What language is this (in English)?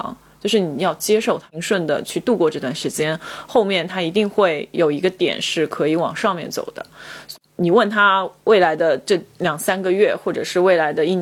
Chinese